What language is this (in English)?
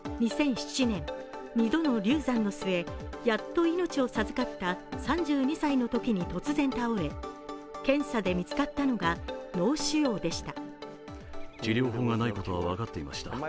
Japanese